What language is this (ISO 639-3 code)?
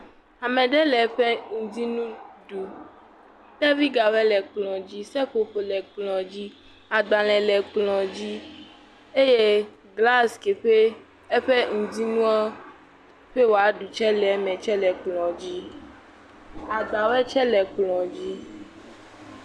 ewe